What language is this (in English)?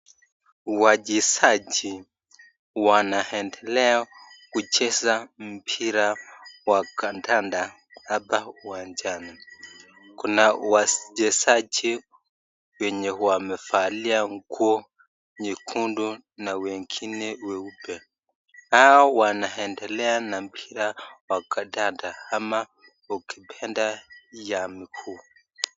Swahili